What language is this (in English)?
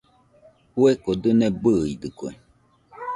Nüpode Huitoto